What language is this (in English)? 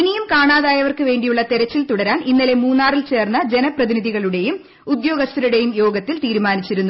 Malayalam